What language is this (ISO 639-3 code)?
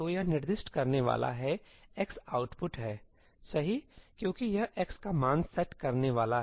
hin